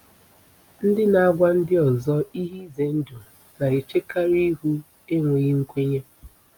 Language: Igbo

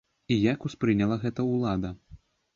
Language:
Belarusian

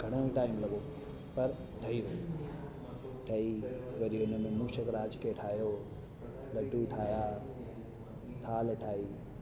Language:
Sindhi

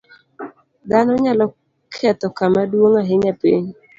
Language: Luo (Kenya and Tanzania)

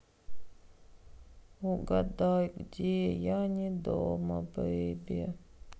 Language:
Russian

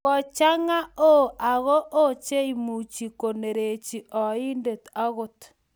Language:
Kalenjin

